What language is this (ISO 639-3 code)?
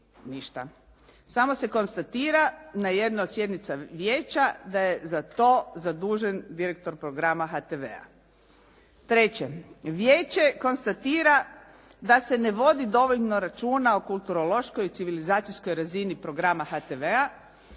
hrv